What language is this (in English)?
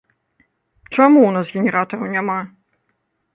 Belarusian